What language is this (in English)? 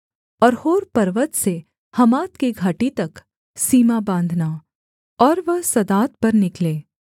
Hindi